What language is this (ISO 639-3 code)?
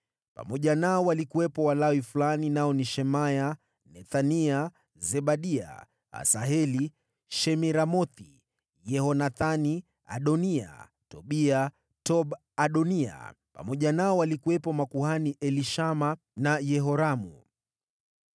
swa